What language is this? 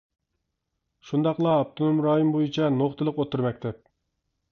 Uyghur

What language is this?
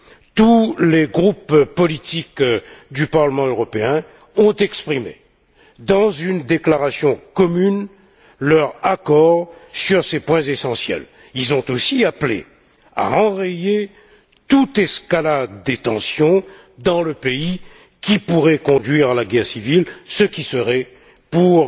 French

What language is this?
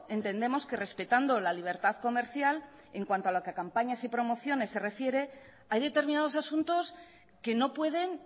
Spanish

